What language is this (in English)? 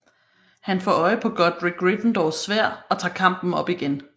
Danish